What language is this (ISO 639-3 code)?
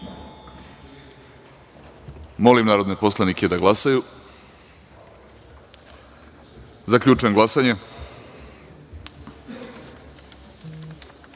srp